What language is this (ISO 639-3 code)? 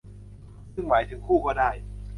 tha